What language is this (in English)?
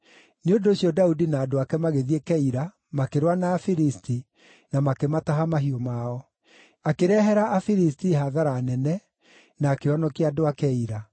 Kikuyu